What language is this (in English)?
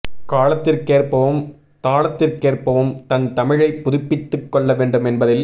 Tamil